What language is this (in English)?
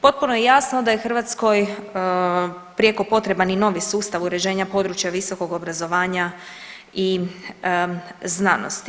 Croatian